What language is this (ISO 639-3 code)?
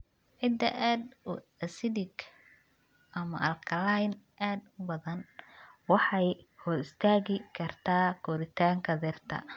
som